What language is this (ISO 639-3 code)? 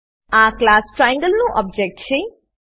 guj